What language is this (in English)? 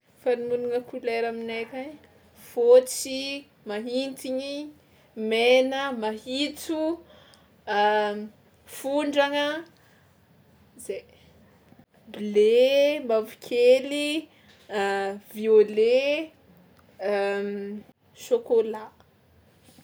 Tsimihety Malagasy